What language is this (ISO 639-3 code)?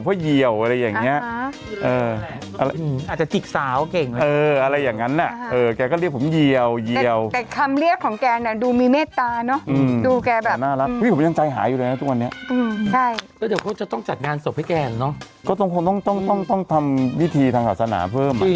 tha